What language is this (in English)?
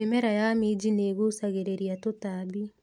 Kikuyu